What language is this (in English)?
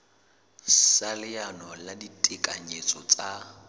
Southern Sotho